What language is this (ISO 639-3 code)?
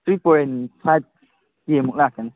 mni